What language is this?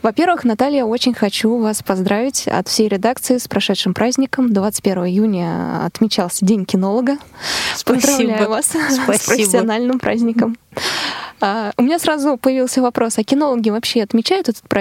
Russian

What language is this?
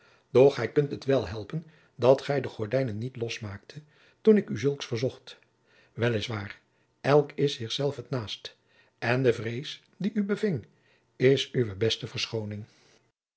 Dutch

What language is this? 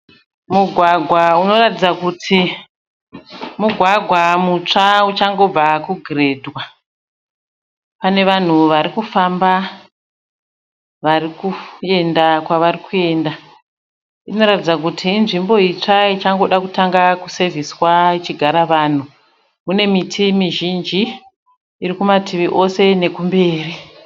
Shona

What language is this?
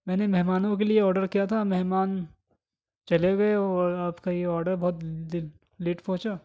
Urdu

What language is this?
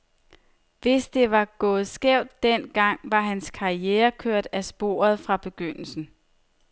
Danish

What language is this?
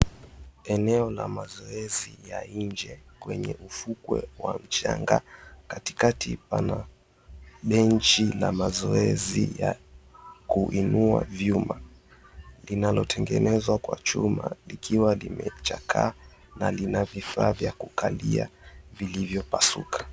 Swahili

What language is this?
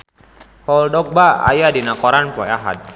Sundanese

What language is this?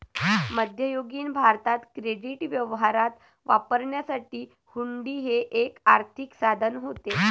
Marathi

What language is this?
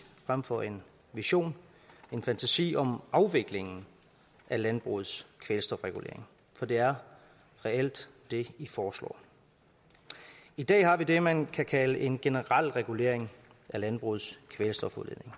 Danish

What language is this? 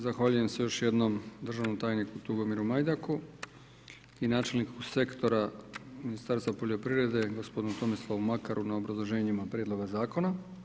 Croatian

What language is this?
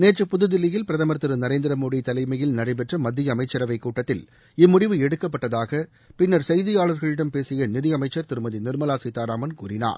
Tamil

